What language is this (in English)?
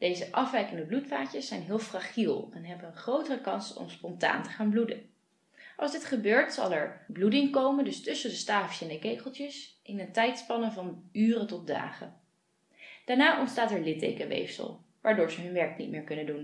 Dutch